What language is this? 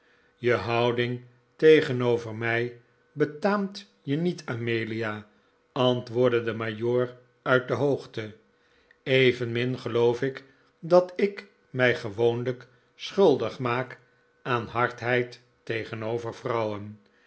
Dutch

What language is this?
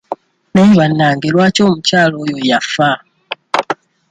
Ganda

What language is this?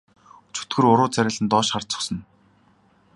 Mongolian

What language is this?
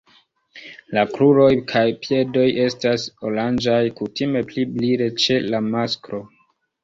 Esperanto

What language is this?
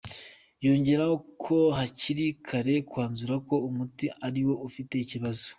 Kinyarwanda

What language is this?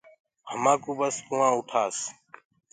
Gurgula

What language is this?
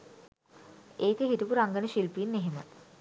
Sinhala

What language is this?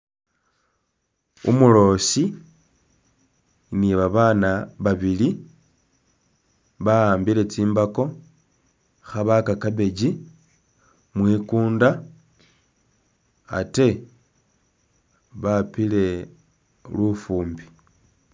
Masaaba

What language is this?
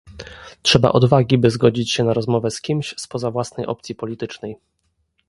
Polish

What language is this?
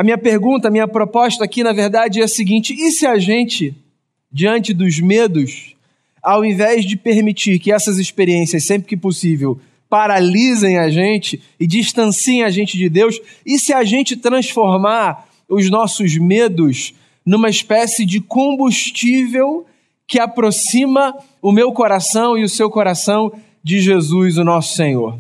Portuguese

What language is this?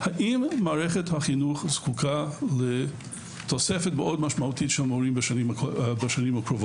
Hebrew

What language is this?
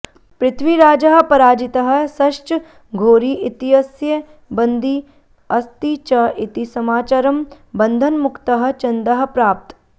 Sanskrit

